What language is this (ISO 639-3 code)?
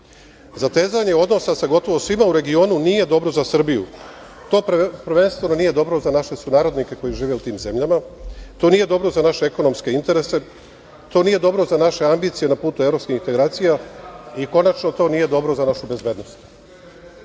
srp